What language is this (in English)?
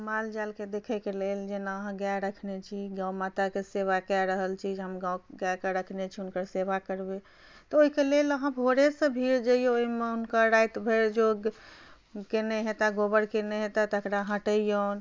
Maithili